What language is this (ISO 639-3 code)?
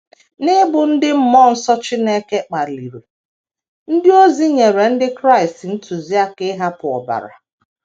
ibo